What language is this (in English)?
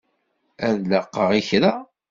Kabyle